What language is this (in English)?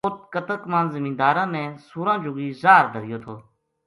Gujari